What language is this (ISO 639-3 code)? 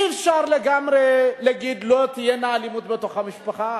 heb